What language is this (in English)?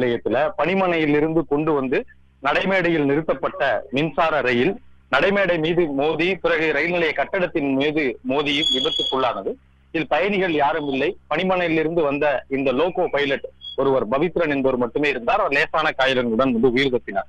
Romanian